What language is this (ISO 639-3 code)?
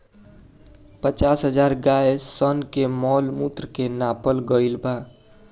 bho